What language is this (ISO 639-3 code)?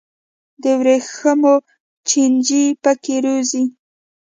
pus